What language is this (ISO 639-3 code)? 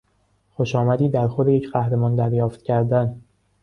fas